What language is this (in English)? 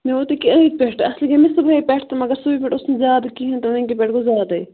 Kashmiri